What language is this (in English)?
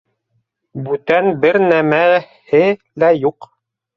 Bashkir